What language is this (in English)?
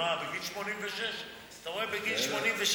Hebrew